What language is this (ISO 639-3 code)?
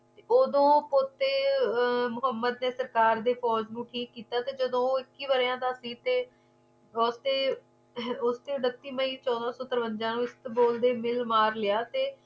pan